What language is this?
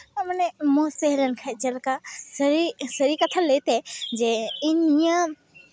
Santali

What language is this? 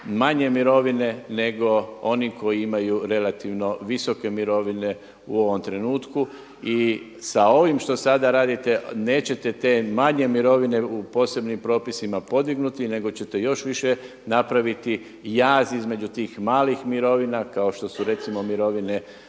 Croatian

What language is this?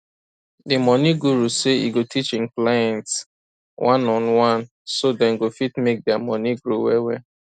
Nigerian Pidgin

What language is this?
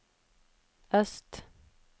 Norwegian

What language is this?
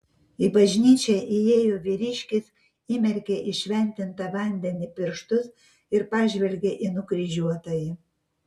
Lithuanian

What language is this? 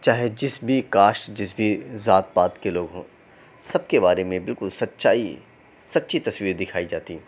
Urdu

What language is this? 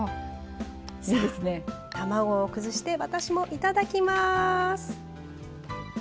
Japanese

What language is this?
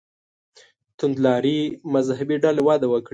Pashto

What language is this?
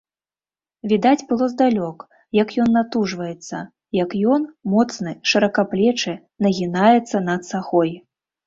Belarusian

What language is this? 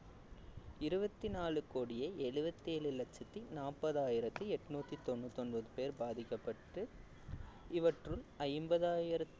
Tamil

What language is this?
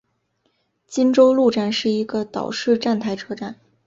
Chinese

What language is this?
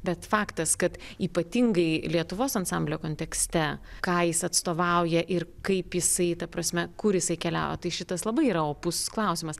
Lithuanian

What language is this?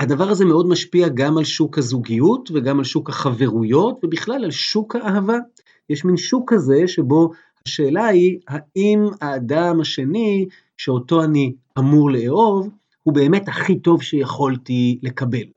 Hebrew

